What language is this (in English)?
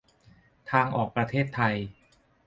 Thai